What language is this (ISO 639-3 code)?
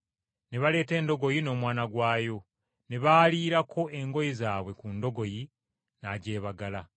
lug